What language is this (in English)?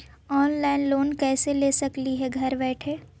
Magahi